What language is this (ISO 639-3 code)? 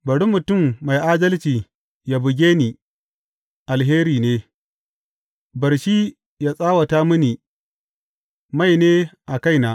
hau